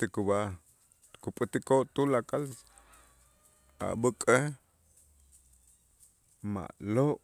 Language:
Itzá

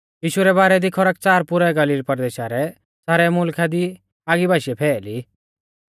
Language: Mahasu Pahari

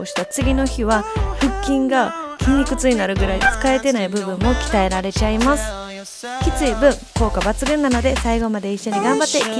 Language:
Japanese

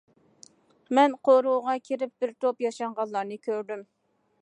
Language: Uyghur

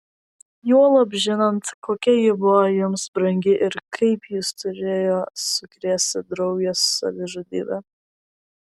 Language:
Lithuanian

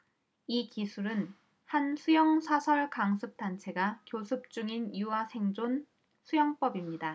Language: Korean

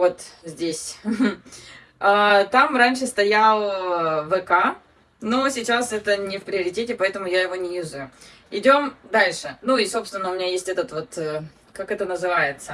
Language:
Russian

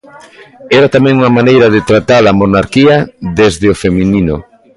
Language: Galician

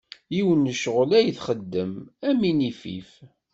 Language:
Kabyle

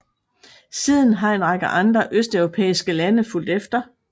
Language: Danish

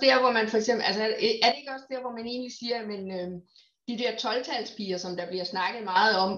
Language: Danish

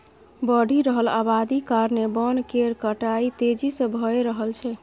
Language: Maithili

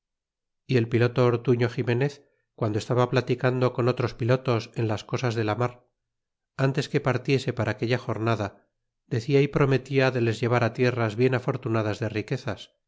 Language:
Spanish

